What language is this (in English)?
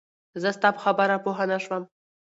Pashto